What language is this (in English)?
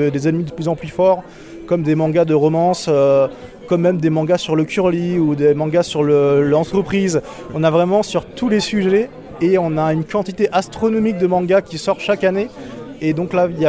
French